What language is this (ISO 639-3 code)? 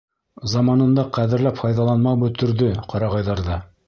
bak